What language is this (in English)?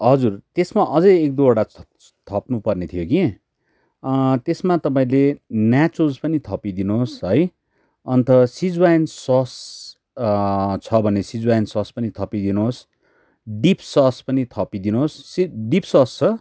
Nepali